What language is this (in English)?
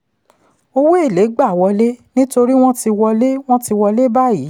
Yoruba